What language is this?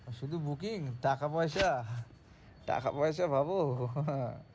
Bangla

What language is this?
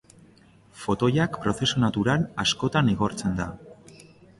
Basque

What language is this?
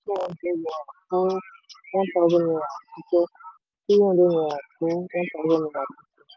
Yoruba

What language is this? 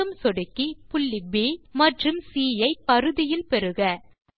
Tamil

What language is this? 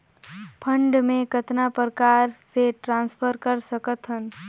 Chhattisgarhi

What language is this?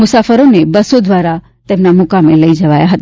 Gujarati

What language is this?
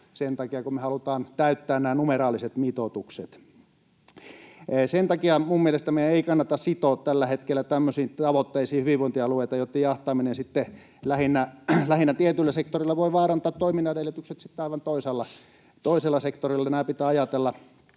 Finnish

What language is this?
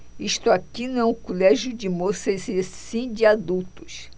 Portuguese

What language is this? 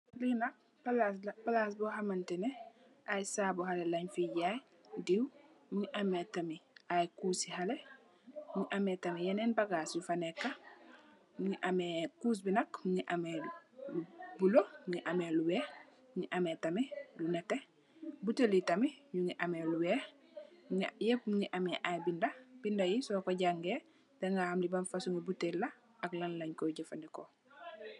Wolof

